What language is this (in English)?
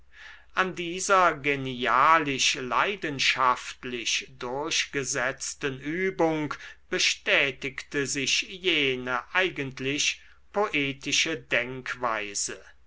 German